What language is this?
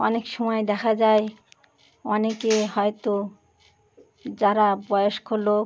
Bangla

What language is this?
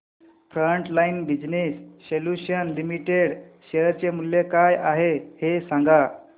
Marathi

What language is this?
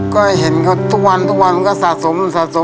Thai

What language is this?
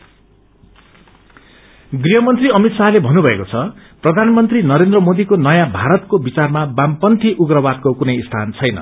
Nepali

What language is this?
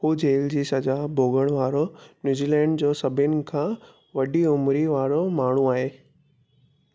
Sindhi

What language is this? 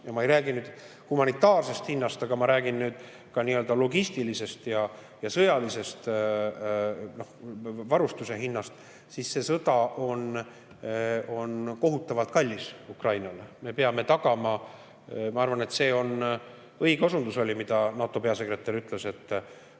Estonian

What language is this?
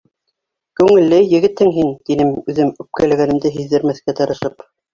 Bashkir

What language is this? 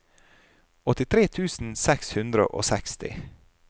Norwegian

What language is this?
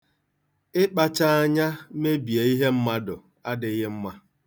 Igbo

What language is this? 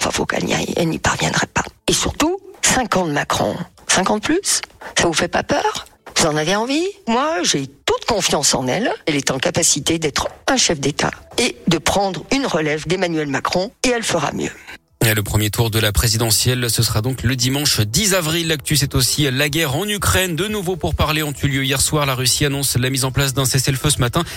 French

